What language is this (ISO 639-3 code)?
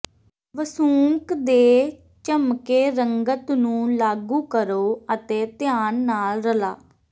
pan